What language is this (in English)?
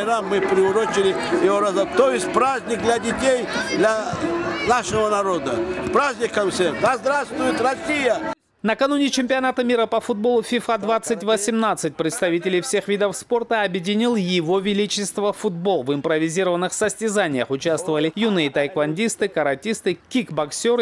Russian